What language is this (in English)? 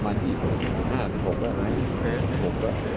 Thai